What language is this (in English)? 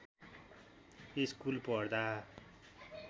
Nepali